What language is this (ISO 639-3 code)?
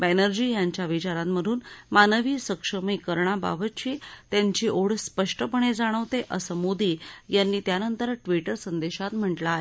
mar